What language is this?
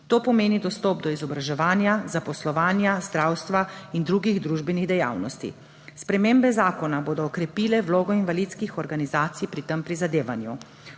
Slovenian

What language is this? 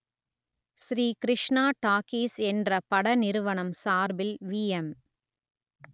Tamil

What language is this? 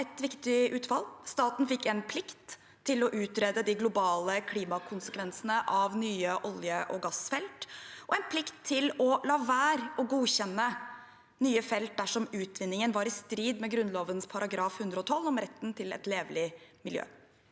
Norwegian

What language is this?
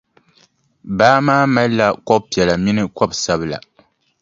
Dagbani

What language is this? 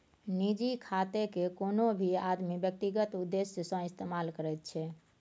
Maithili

